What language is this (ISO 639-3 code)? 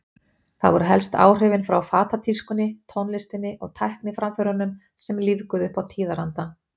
isl